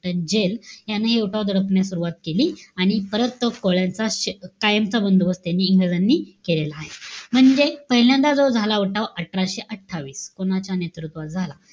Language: Marathi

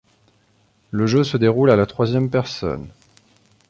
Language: French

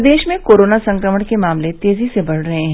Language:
Hindi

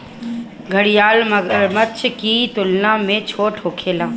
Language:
Bhojpuri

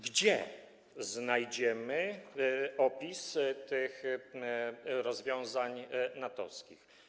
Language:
Polish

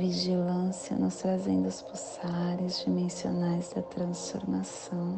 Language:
Portuguese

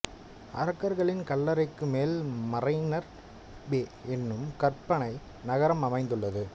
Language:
Tamil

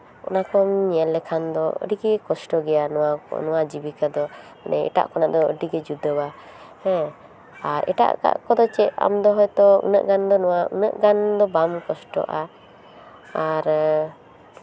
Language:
Santali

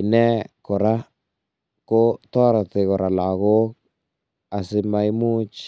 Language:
Kalenjin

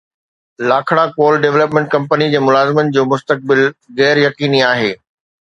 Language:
Sindhi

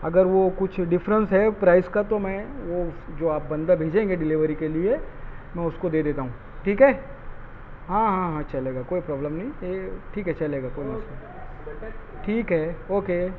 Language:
Urdu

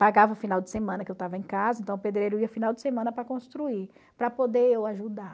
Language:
Portuguese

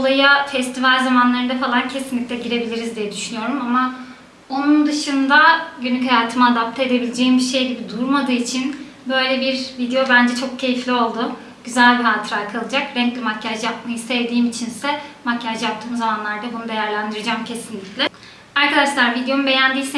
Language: Turkish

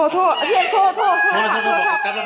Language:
Thai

